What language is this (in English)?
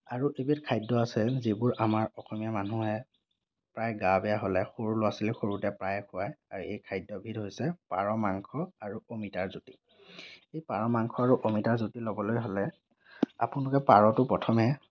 Assamese